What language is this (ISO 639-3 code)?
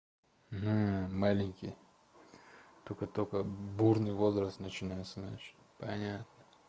rus